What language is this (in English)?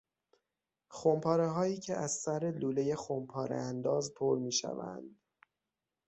Persian